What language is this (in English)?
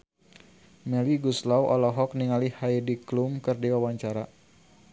Sundanese